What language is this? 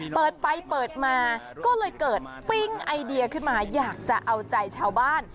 Thai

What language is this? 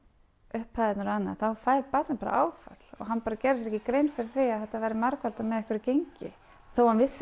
Icelandic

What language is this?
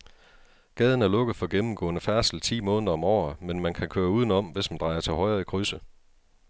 Danish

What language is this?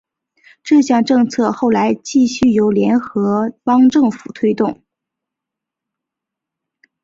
Chinese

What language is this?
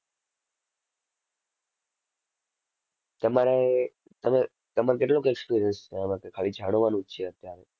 Gujarati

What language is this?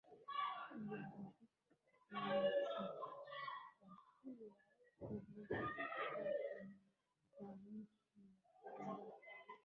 Swahili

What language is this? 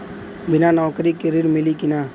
Bhojpuri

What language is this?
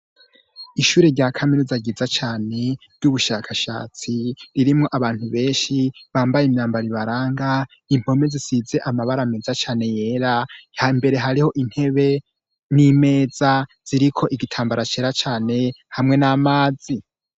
Rundi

